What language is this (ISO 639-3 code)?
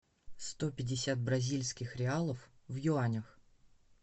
rus